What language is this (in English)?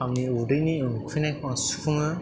Bodo